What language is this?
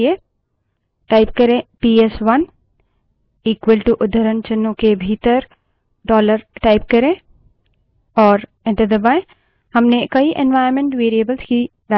Hindi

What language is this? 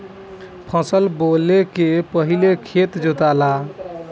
Bhojpuri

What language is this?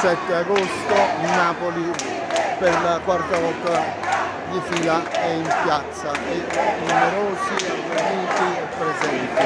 Italian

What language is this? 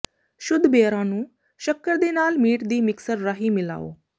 Punjabi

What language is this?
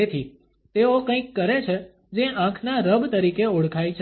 Gujarati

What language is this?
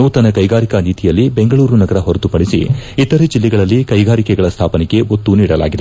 Kannada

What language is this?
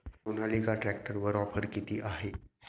Marathi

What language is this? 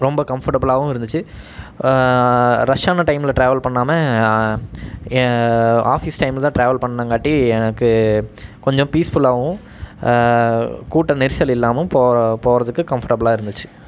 Tamil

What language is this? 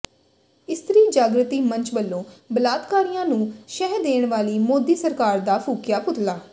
Punjabi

